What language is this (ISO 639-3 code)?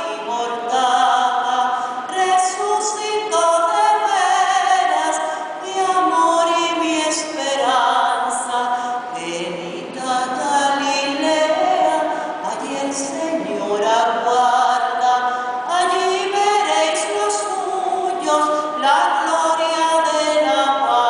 ukr